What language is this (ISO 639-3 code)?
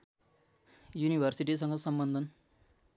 nep